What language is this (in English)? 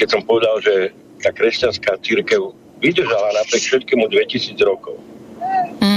Slovak